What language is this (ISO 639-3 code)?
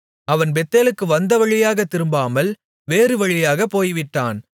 tam